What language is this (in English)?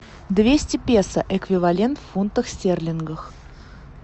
Russian